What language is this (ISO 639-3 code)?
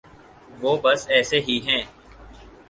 urd